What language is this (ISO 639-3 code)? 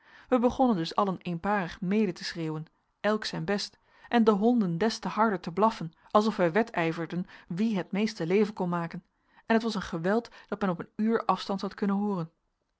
nld